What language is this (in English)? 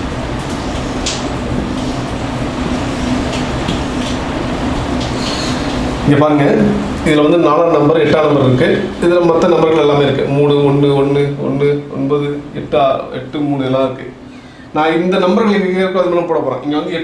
Tamil